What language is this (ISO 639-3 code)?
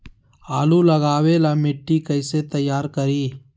mag